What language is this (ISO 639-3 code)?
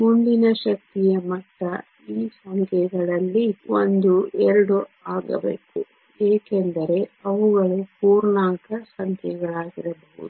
kan